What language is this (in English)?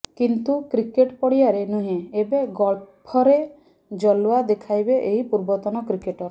Odia